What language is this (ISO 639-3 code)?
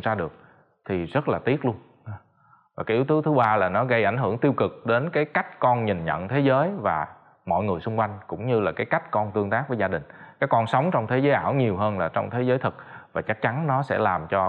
vie